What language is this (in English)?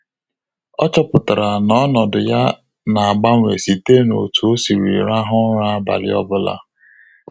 Igbo